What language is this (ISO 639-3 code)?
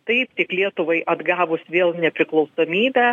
lit